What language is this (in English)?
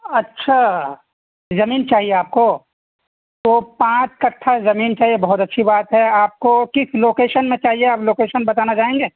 Urdu